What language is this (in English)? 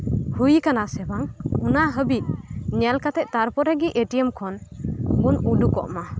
Santali